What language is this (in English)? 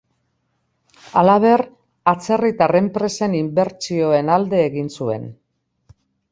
Basque